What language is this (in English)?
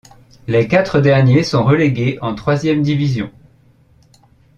French